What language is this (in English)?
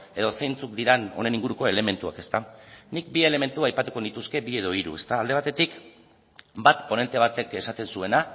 Basque